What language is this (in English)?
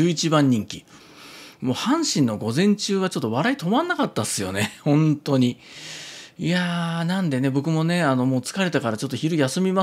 Japanese